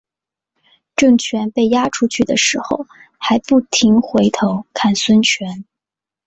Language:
Chinese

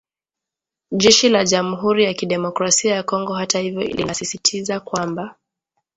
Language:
Swahili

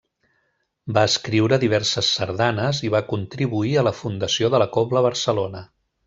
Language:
Catalan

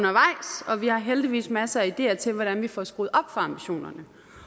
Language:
Danish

